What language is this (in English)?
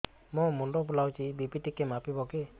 Odia